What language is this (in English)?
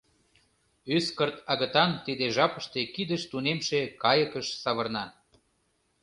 Mari